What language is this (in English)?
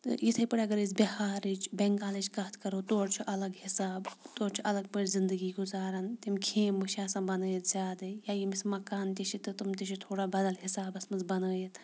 Kashmiri